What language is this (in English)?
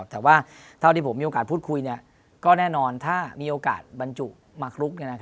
Thai